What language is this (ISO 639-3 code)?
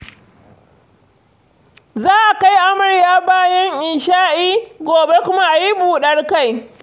hau